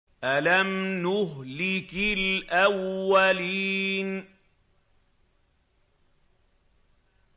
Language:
Arabic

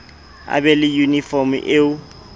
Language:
Southern Sotho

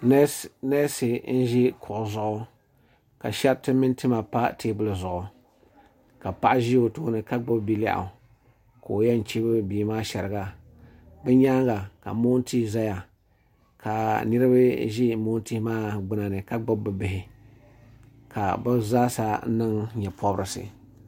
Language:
Dagbani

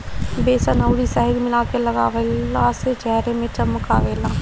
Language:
Bhojpuri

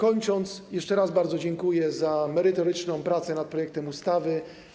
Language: Polish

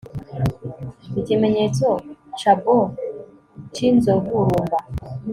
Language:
Kinyarwanda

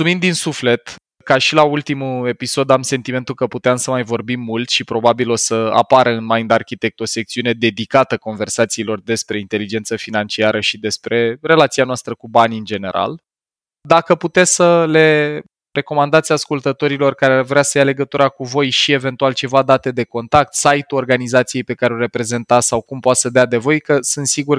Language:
Romanian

